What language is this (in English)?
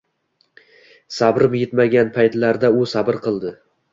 Uzbek